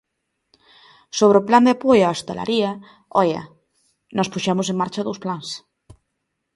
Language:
Galician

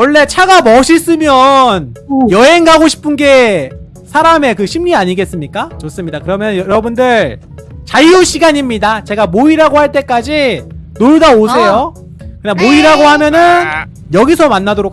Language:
Korean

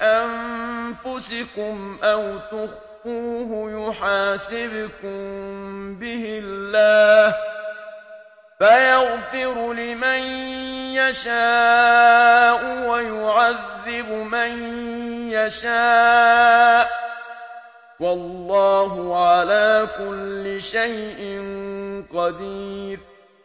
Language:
Arabic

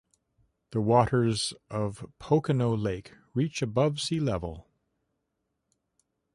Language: English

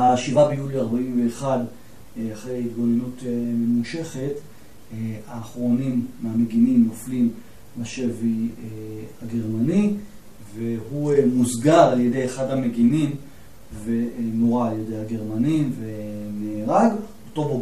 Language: Hebrew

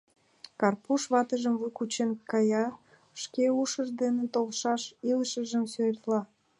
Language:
Mari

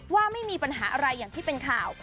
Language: Thai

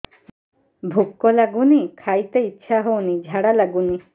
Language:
Odia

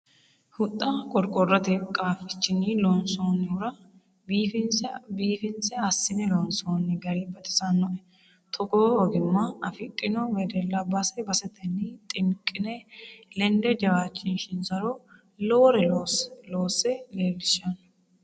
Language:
Sidamo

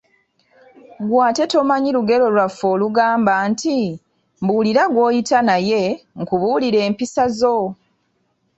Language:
Ganda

